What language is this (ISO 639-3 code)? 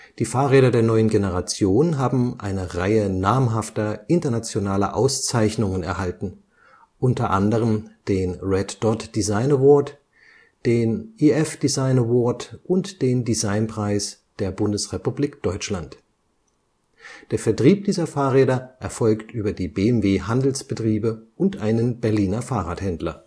deu